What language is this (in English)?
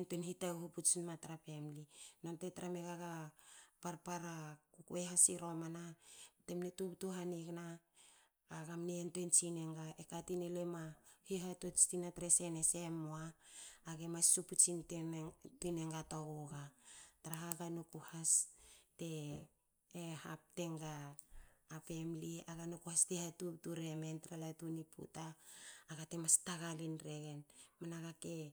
Hakö